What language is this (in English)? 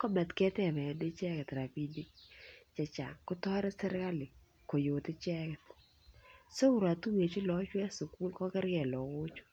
Kalenjin